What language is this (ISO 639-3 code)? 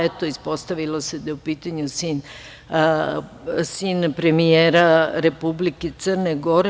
srp